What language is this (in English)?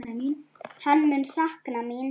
Icelandic